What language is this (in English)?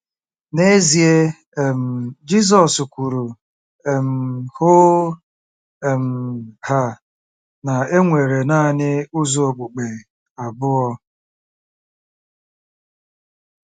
Igbo